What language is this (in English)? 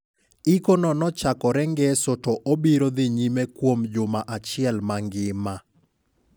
Luo (Kenya and Tanzania)